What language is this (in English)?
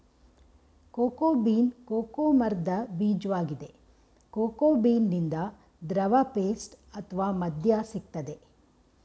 Kannada